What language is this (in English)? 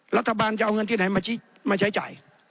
Thai